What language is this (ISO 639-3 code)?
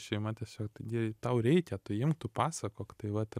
lit